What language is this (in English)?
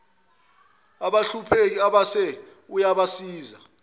Zulu